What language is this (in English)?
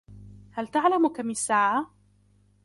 Arabic